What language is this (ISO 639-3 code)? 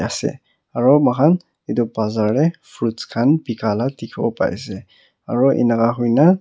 nag